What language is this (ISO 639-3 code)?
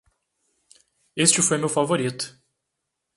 por